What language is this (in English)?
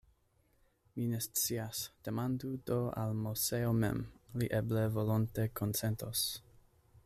Esperanto